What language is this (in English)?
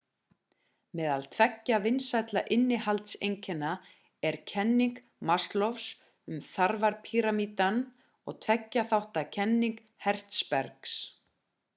Icelandic